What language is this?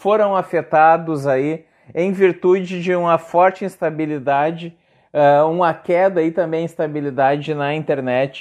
Portuguese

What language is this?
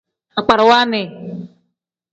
Tem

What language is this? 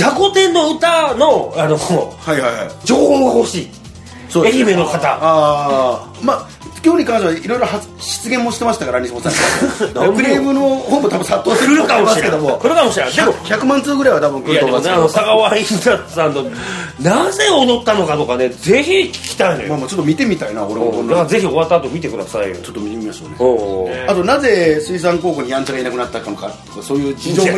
Japanese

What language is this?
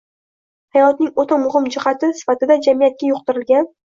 Uzbek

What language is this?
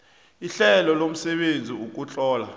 South Ndebele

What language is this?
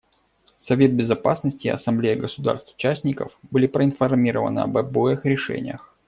Russian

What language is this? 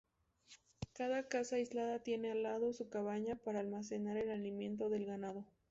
Spanish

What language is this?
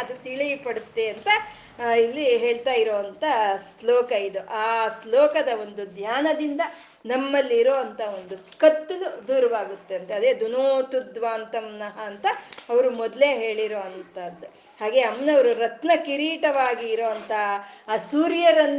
Kannada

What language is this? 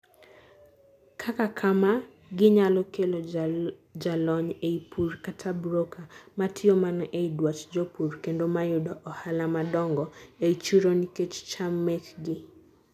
Luo (Kenya and Tanzania)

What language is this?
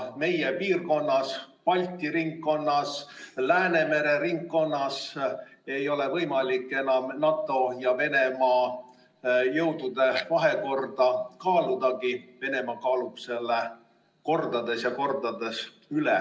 Estonian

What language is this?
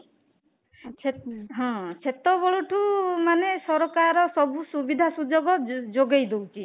Odia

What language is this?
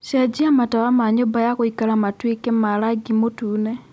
Kikuyu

